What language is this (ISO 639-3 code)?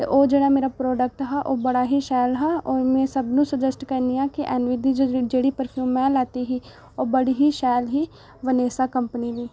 doi